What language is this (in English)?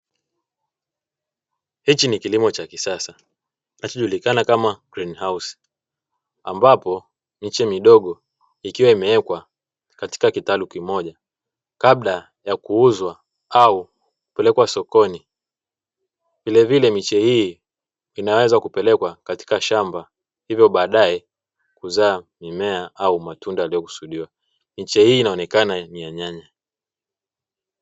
Swahili